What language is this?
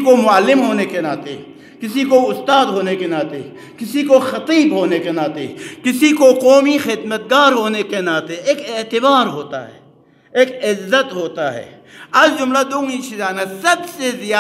Arabic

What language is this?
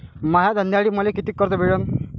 Marathi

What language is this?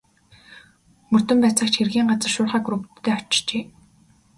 Mongolian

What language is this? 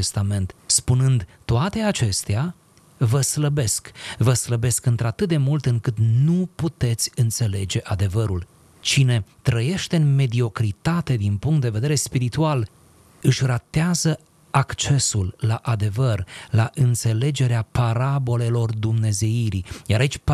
Romanian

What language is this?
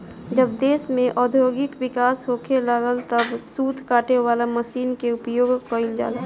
Bhojpuri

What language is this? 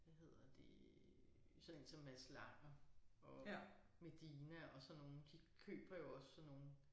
Danish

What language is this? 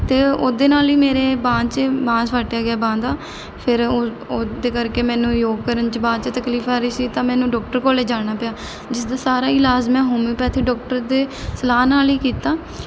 Punjabi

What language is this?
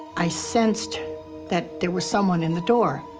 English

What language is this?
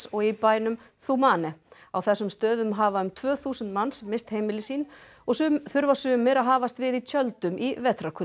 Icelandic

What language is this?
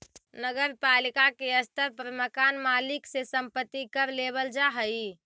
Magahi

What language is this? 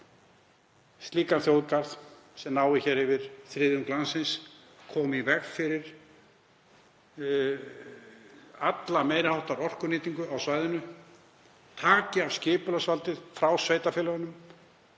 Icelandic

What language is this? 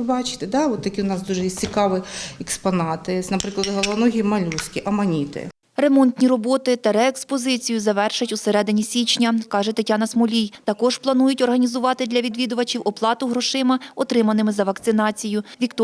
Ukrainian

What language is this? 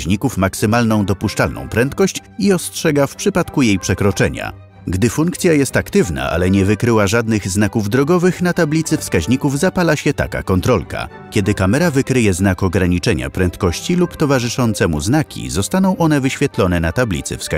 Polish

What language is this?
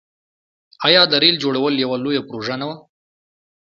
Pashto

